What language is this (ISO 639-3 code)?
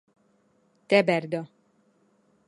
kur